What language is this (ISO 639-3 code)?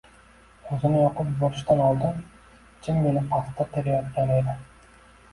uzb